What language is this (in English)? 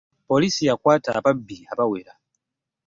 Ganda